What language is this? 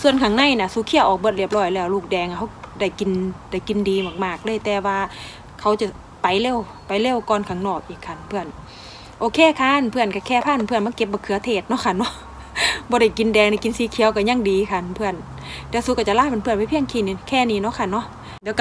Thai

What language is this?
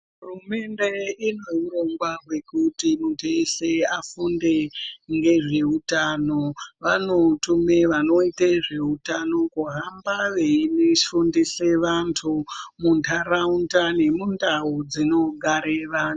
Ndau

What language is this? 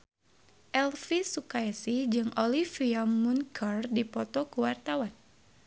Sundanese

